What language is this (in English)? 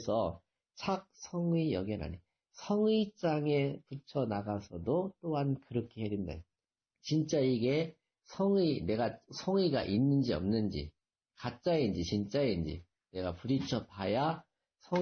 Korean